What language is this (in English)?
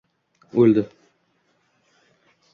Uzbek